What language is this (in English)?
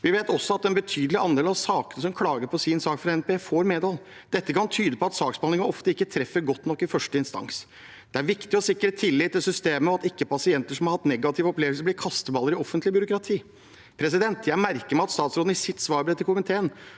Norwegian